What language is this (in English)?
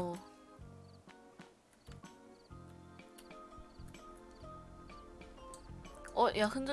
Korean